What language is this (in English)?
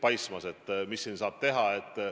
Estonian